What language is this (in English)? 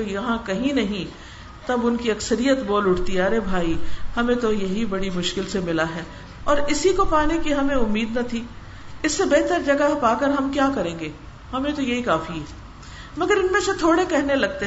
Urdu